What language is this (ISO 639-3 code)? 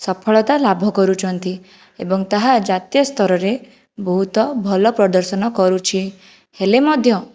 ori